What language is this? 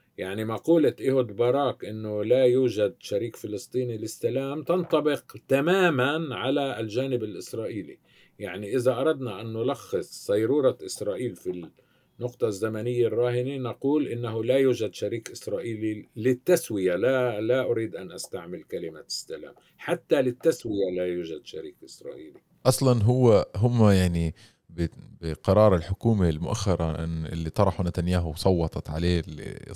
Arabic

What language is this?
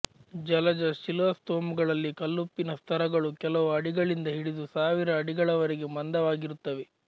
Kannada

